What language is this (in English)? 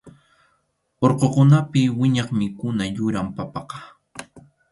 Arequipa-La Unión Quechua